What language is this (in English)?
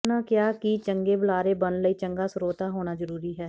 Punjabi